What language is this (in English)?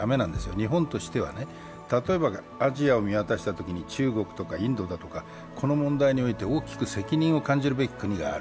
Japanese